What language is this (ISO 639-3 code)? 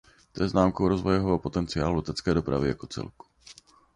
ces